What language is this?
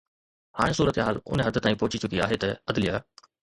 Sindhi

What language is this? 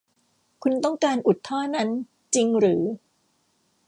Thai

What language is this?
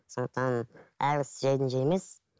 Kazakh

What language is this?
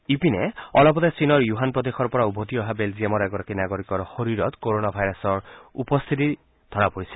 Assamese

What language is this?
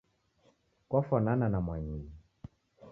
Taita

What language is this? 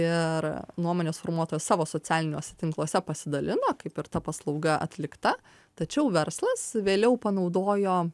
Lithuanian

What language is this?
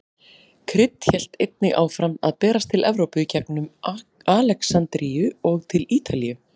Icelandic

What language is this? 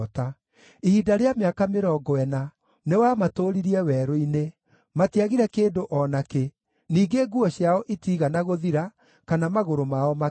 Kikuyu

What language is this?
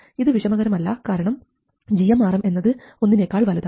Malayalam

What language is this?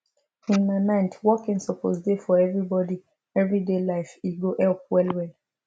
Nigerian Pidgin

